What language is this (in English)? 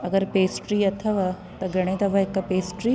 Sindhi